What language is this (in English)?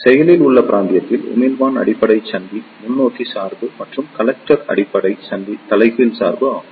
Tamil